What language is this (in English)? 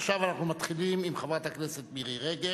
Hebrew